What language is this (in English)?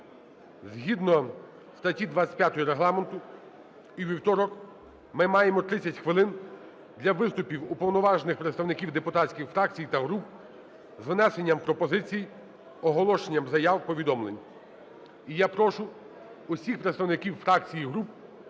Ukrainian